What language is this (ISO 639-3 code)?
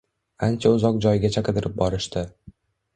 uzb